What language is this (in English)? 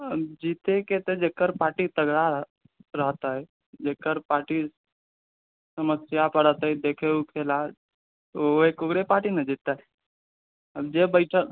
Maithili